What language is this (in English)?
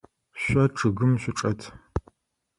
Adyghe